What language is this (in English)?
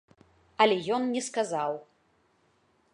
Belarusian